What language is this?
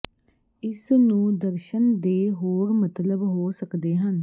Punjabi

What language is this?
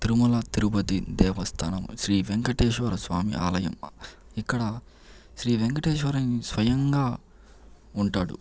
Telugu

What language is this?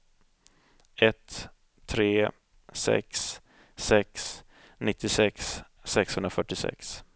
Swedish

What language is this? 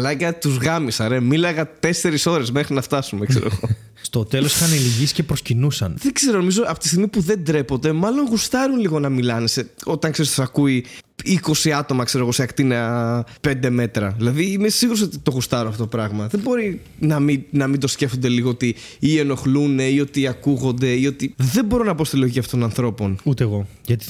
Greek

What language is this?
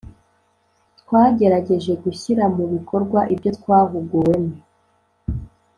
Kinyarwanda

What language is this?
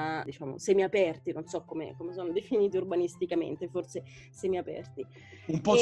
Italian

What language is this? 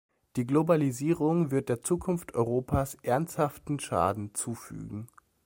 German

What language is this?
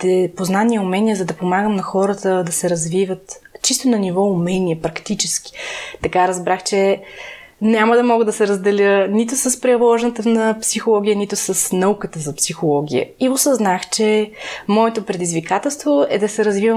Bulgarian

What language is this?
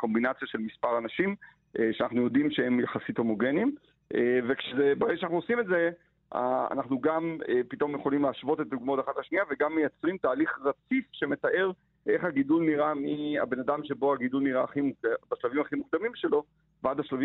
Hebrew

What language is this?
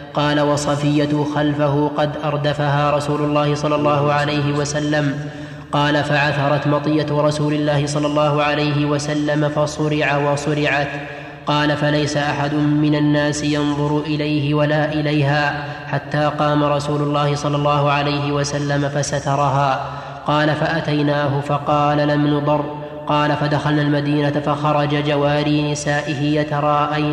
Arabic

